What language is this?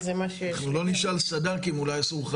Hebrew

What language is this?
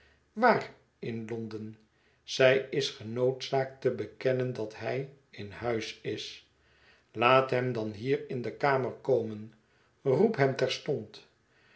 Dutch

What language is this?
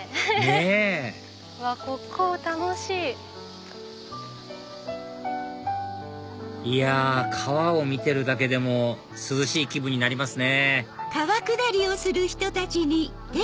Japanese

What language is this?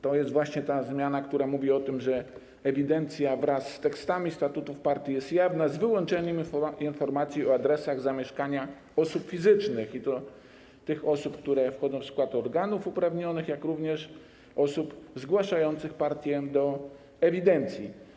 Polish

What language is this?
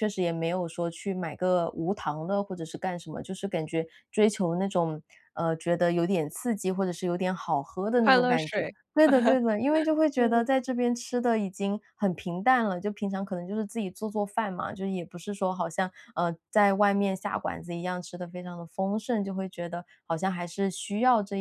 Chinese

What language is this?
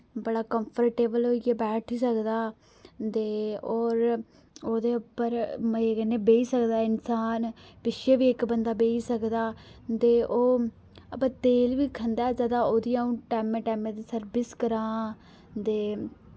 Dogri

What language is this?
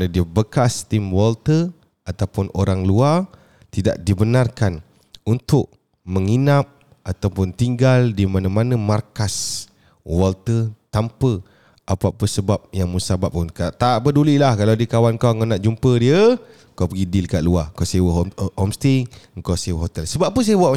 Malay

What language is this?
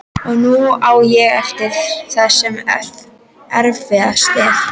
Icelandic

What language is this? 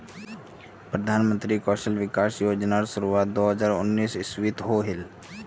Magahi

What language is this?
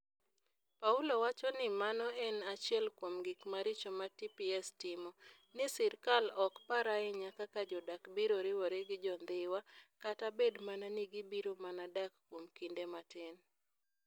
Luo (Kenya and Tanzania)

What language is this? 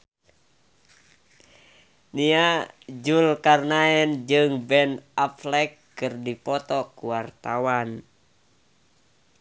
Sundanese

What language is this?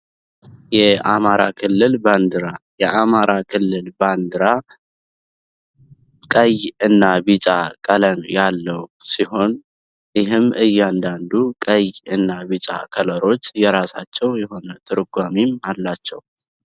Amharic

